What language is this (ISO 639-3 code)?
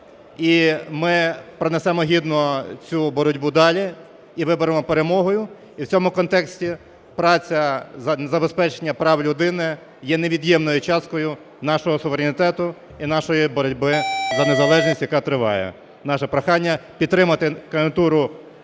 ukr